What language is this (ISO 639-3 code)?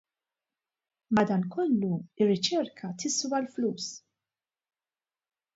mlt